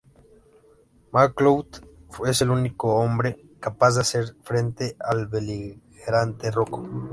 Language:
Spanish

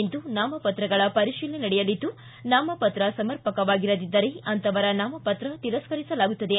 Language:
Kannada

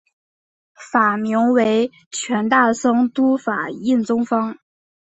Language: Chinese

